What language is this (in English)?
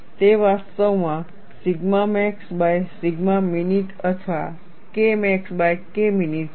Gujarati